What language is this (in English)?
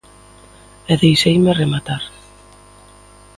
Galician